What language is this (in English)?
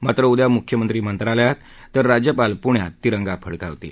Marathi